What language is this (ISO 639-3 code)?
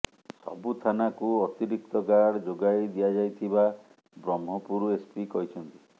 ori